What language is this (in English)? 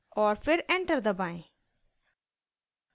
Hindi